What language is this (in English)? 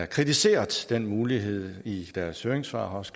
Danish